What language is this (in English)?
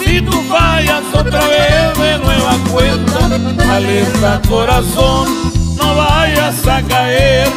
Spanish